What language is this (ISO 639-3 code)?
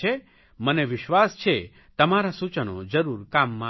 guj